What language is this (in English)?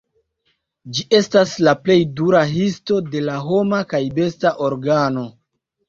Esperanto